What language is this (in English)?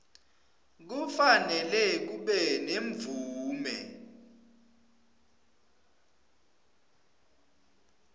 Swati